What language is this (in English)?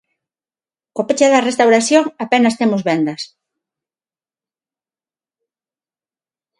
Galician